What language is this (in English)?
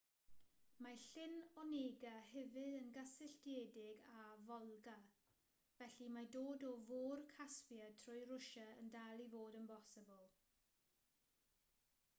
Welsh